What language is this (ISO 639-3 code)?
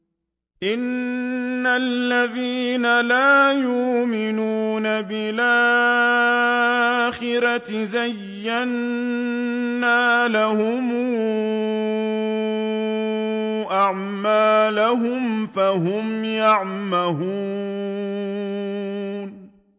ara